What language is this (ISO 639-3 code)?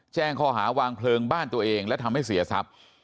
tha